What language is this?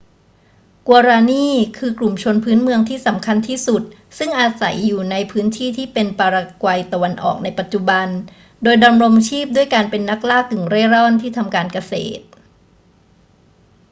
Thai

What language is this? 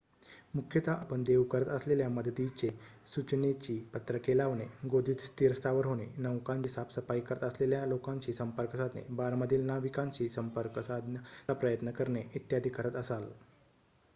Marathi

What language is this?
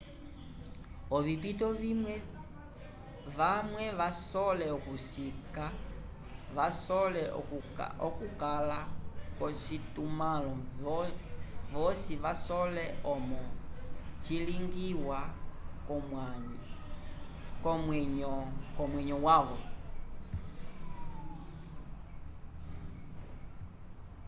Umbundu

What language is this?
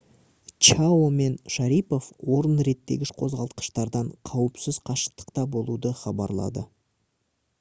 Kazakh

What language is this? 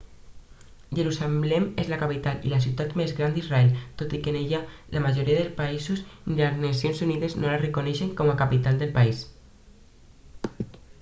Catalan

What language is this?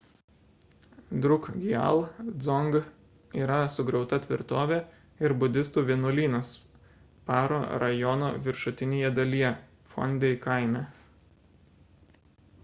Lithuanian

